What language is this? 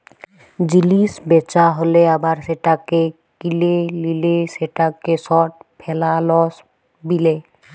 Bangla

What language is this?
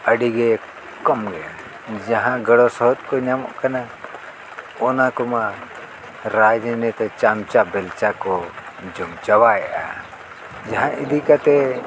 Santali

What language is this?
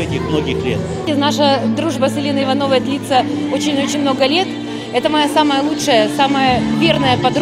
Russian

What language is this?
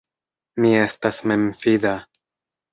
Esperanto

